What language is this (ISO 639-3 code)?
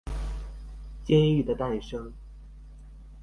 zho